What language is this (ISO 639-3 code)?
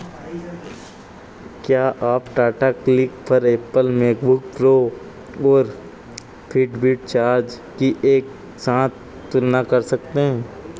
hin